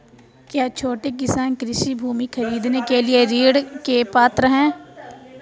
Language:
Hindi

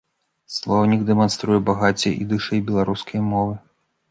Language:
Belarusian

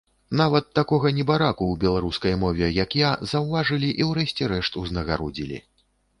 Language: Belarusian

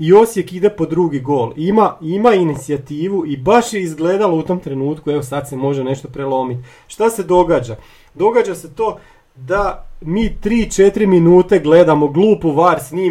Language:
Croatian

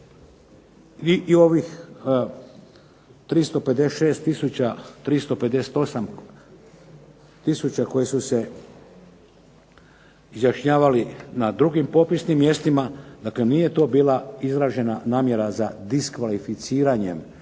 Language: Croatian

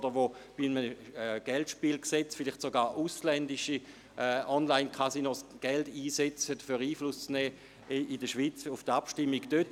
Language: Swiss German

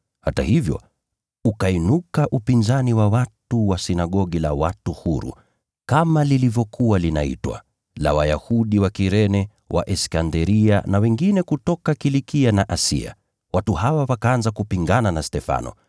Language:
Swahili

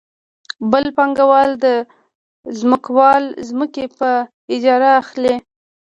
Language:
Pashto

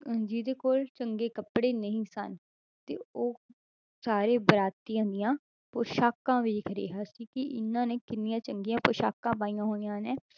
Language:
Punjabi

